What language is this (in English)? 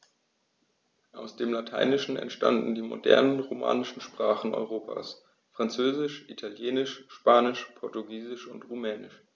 German